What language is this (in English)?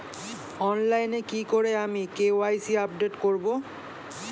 Bangla